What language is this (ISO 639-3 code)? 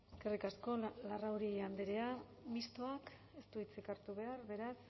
eus